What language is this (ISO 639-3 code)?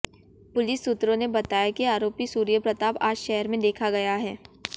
hin